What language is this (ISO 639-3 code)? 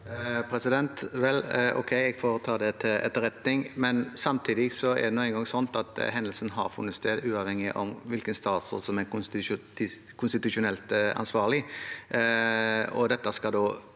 nor